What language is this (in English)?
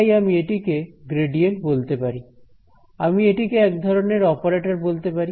Bangla